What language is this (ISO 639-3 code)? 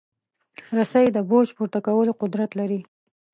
pus